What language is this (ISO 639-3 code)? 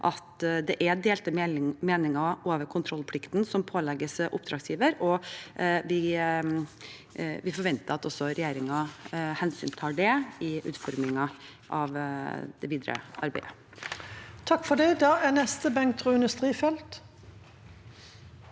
nor